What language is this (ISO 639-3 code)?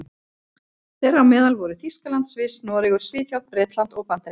isl